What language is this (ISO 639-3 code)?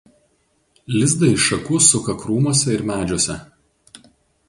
lit